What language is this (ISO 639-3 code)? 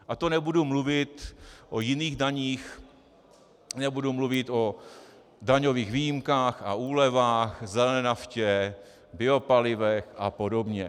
ces